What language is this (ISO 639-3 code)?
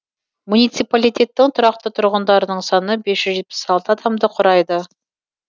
kaz